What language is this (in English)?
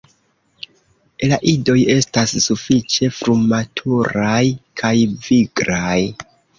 Esperanto